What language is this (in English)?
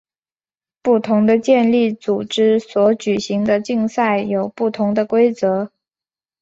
Chinese